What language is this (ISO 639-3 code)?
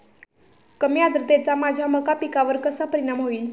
mar